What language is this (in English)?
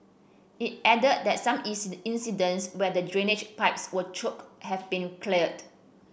English